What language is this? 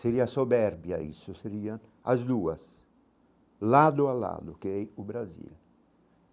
Portuguese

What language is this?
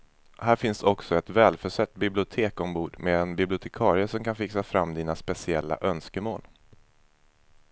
Swedish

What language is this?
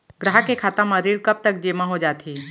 Chhattisgarhi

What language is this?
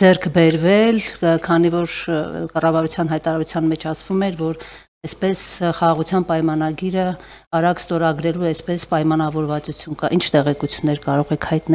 Romanian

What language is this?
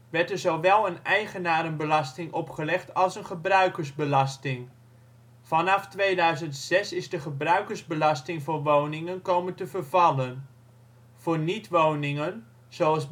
Dutch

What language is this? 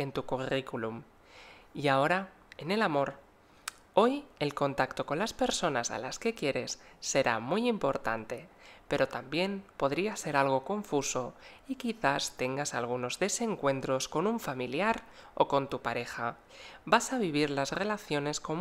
Spanish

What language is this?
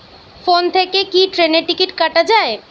Bangla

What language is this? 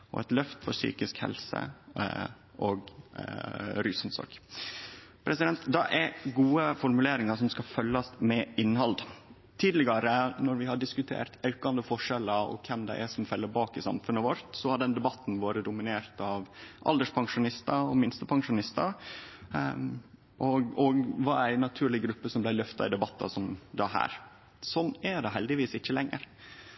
Norwegian Nynorsk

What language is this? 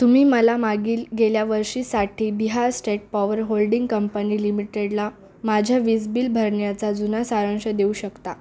Marathi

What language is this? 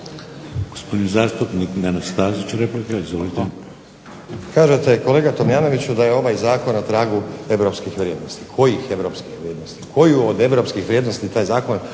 Croatian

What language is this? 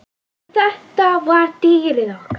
Icelandic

